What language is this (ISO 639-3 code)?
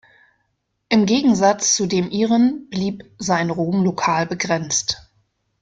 deu